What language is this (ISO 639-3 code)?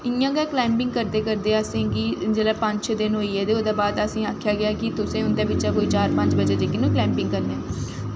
doi